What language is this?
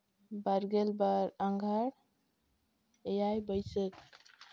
Santali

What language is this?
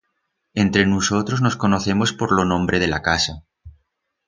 Aragonese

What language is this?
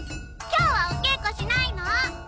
Japanese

